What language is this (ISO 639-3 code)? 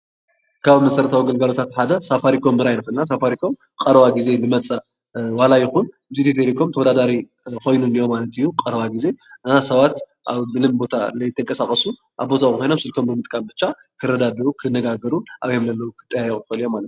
tir